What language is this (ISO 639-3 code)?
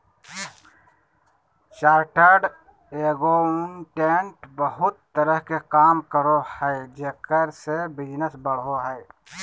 mag